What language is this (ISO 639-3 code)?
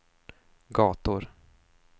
swe